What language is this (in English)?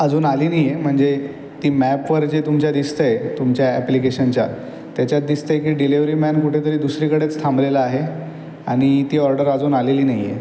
Marathi